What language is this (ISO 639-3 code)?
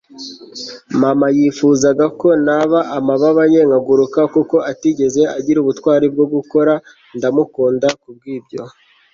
kin